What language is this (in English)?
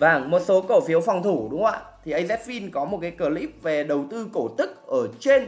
Vietnamese